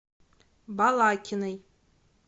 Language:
Russian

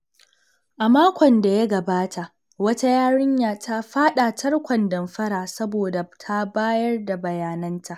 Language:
Hausa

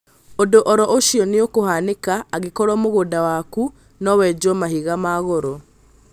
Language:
Kikuyu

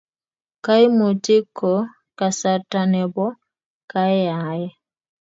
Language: Kalenjin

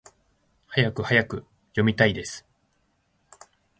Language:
Japanese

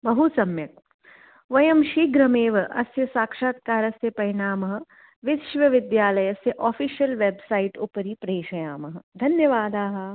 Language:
Sanskrit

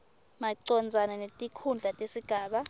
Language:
Swati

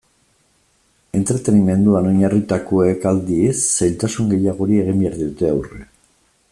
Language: Basque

